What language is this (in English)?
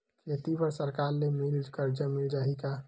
Chhattisgarhi